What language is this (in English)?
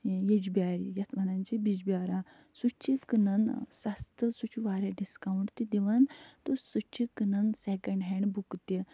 Kashmiri